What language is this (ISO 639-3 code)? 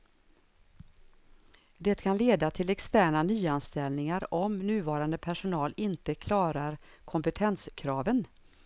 swe